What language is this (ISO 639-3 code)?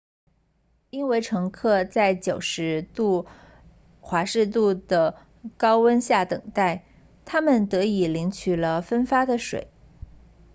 zho